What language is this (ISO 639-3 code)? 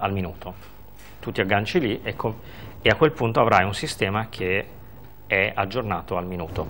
ita